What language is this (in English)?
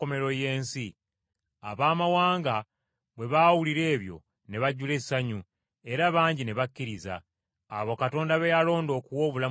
Ganda